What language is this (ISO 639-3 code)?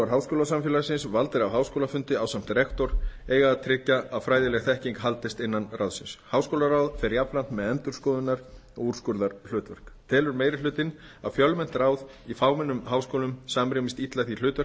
isl